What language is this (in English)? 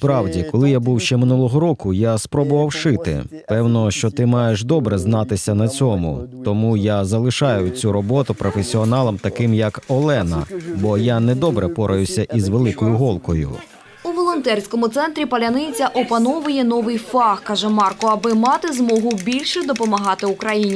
Ukrainian